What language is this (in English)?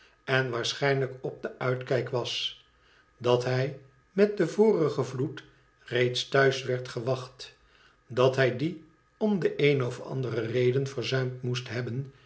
Dutch